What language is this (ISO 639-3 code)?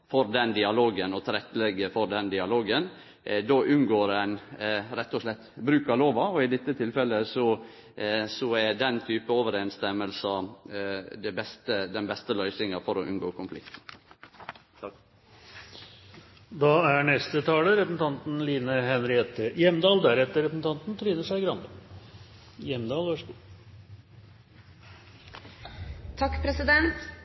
nno